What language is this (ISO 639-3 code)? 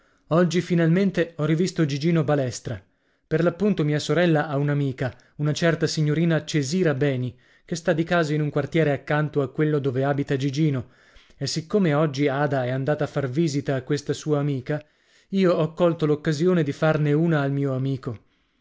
ita